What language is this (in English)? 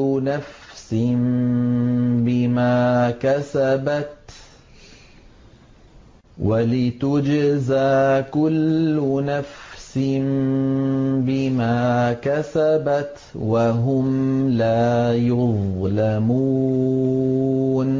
Arabic